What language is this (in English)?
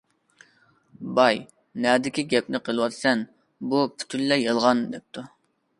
Uyghur